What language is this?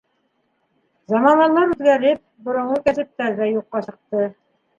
Bashkir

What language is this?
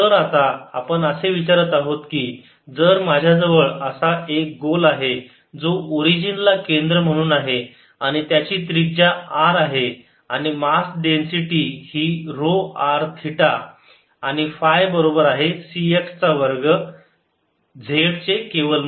Marathi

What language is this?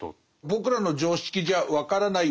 Japanese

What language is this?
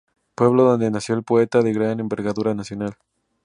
Spanish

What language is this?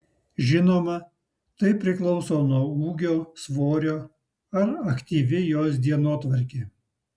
Lithuanian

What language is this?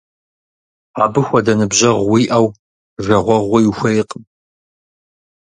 Kabardian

